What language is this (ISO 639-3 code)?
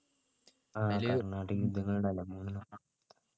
mal